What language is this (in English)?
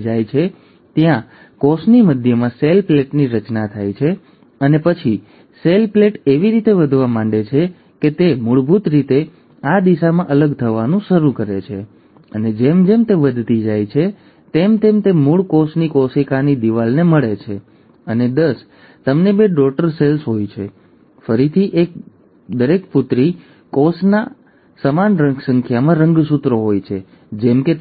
Gujarati